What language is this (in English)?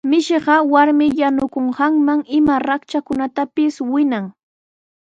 Sihuas Ancash Quechua